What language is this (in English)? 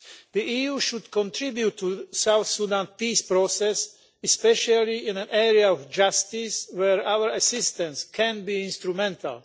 English